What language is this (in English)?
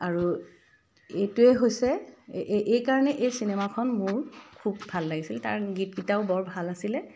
Assamese